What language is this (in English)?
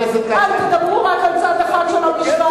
Hebrew